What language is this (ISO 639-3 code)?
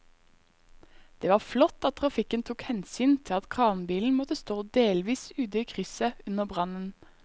nor